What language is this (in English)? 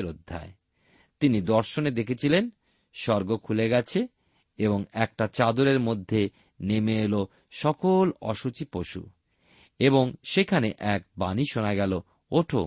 Bangla